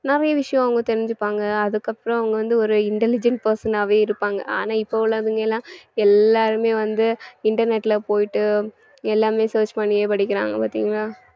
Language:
Tamil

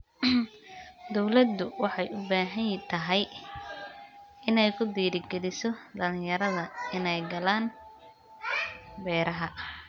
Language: Somali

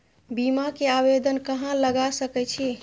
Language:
Maithili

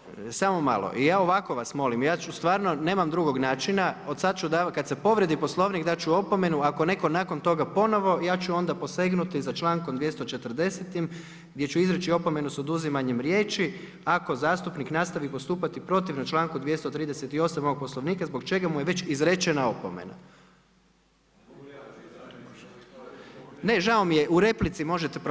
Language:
Croatian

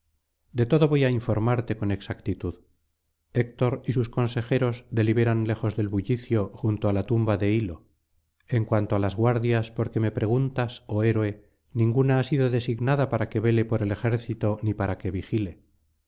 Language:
Spanish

